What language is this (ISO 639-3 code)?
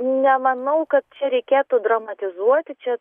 lit